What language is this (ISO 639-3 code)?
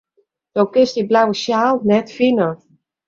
fry